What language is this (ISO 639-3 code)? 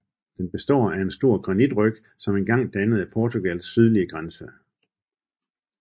dan